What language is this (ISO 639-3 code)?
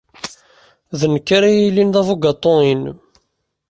kab